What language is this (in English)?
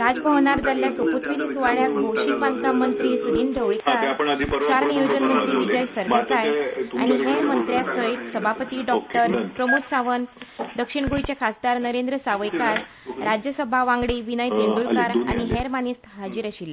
Konkani